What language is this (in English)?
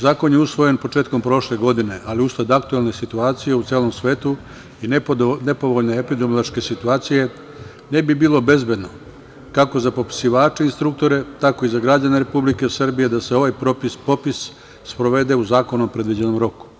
Serbian